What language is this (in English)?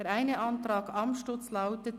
Swiss German